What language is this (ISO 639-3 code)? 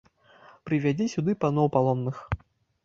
bel